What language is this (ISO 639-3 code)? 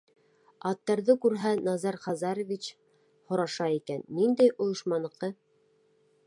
bak